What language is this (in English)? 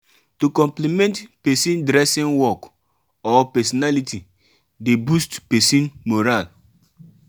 Nigerian Pidgin